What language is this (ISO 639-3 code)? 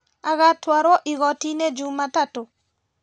kik